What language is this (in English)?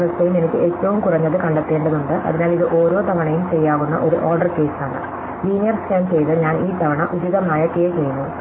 Malayalam